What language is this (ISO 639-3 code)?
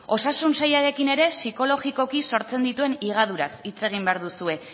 eus